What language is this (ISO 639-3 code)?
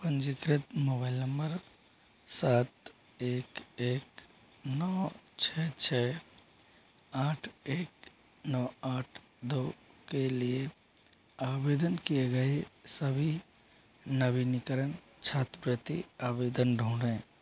hin